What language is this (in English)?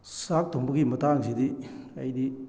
Manipuri